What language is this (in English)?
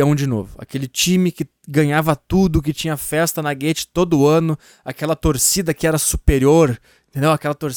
Portuguese